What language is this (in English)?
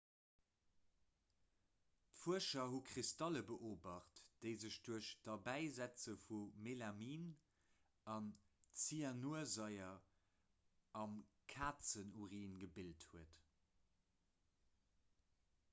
Luxembourgish